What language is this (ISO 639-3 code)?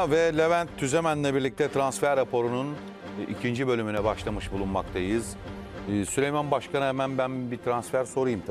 tur